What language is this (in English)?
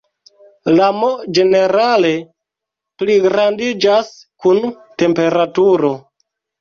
Esperanto